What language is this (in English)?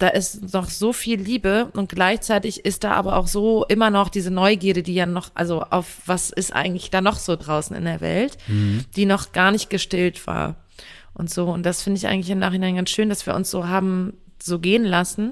German